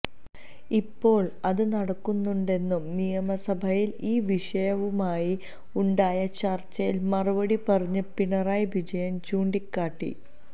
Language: Malayalam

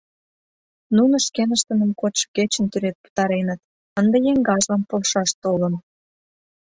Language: Mari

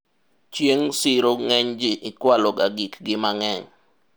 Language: Luo (Kenya and Tanzania)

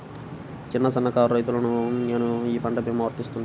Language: Telugu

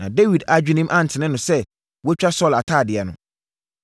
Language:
Akan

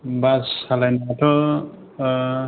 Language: Bodo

